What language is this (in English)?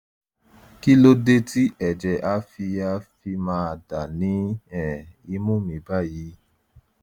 Yoruba